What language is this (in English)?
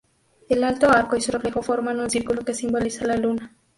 Spanish